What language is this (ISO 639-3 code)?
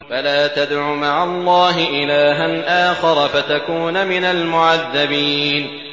ara